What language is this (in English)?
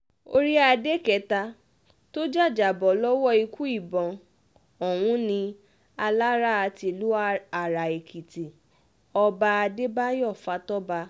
Yoruba